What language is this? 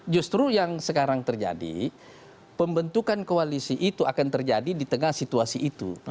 Indonesian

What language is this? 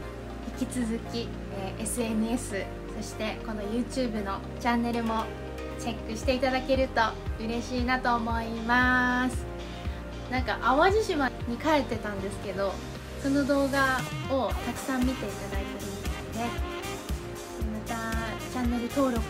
Japanese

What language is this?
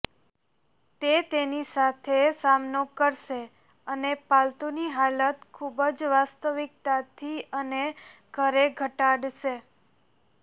Gujarati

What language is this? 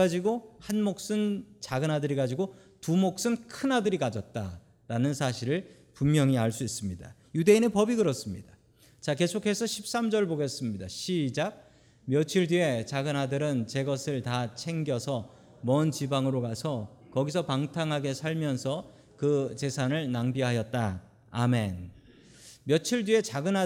Korean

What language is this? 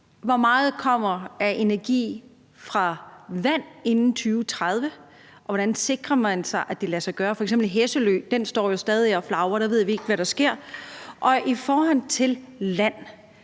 Danish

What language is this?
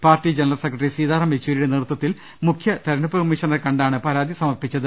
Malayalam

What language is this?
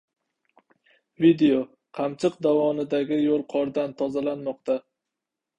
Uzbek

